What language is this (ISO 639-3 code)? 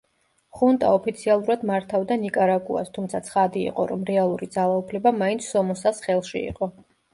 kat